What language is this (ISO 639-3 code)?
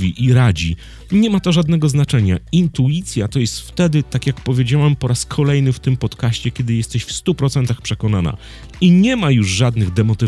pol